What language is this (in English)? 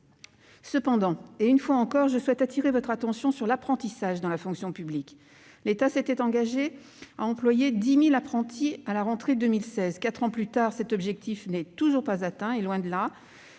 French